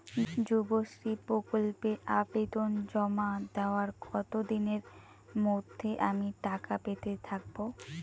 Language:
Bangla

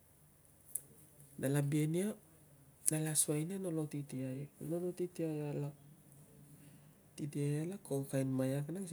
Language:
Tungag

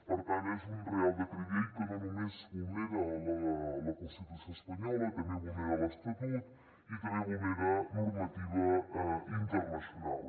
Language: Catalan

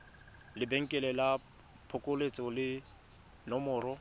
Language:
Tswana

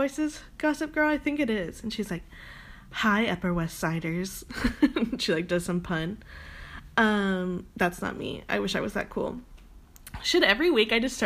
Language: English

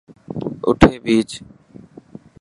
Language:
Dhatki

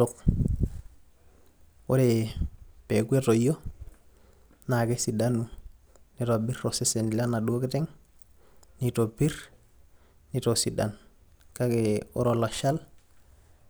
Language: Masai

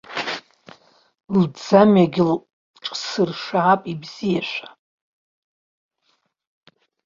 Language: Abkhazian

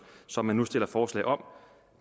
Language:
Danish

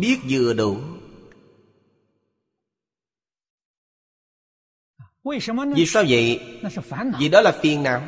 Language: Vietnamese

